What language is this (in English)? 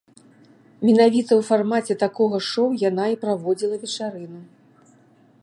Belarusian